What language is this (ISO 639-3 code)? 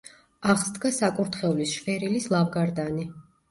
kat